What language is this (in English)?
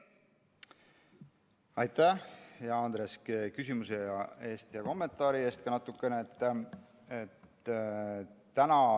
Estonian